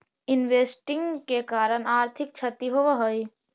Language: Magahi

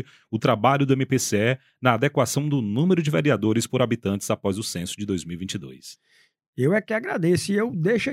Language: Portuguese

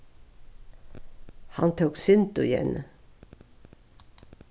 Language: Faroese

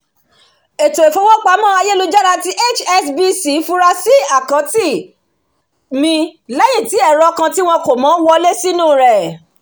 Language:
Yoruba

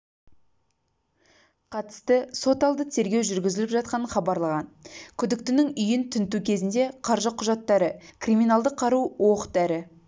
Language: Kazakh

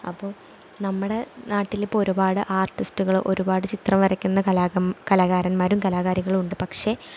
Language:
Malayalam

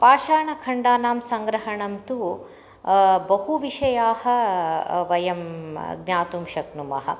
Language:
Sanskrit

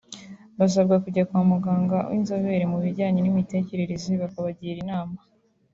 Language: Kinyarwanda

